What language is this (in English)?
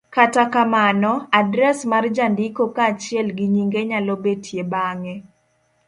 Luo (Kenya and Tanzania)